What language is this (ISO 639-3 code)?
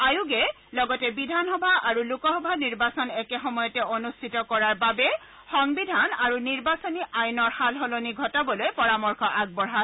asm